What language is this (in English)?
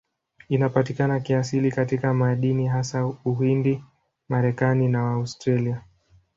Swahili